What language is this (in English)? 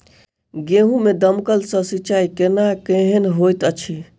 Maithili